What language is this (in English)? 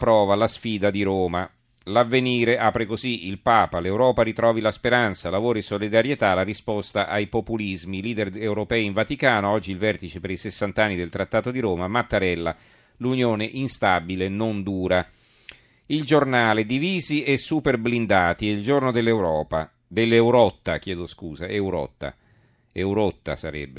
Italian